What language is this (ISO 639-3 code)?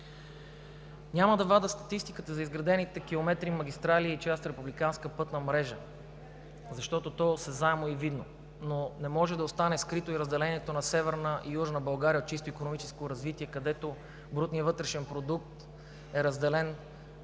bul